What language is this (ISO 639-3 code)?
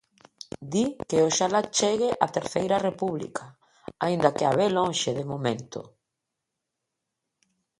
glg